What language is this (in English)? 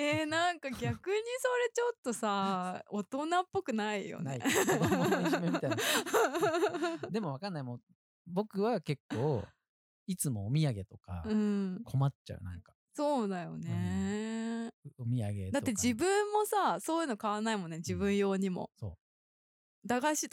Japanese